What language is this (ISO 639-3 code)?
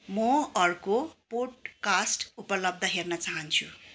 nep